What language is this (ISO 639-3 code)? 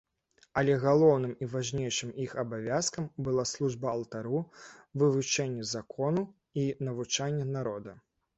bel